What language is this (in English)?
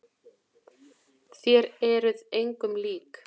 Icelandic